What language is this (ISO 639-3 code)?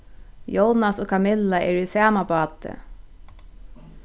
fao